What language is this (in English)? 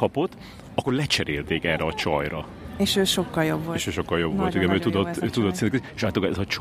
Hungarian